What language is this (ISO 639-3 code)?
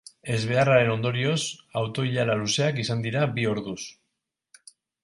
eus